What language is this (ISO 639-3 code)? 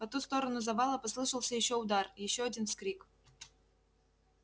rus